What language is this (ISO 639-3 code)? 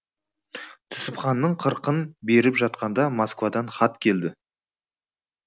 kaz